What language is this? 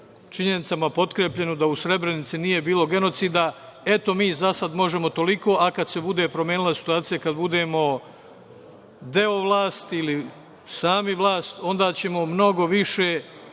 Serbian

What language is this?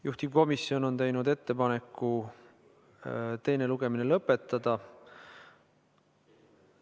Estonian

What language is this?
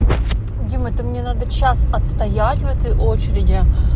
Russian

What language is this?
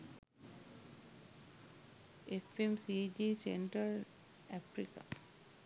Sinhala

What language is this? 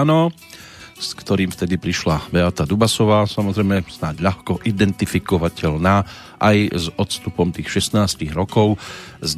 Slovak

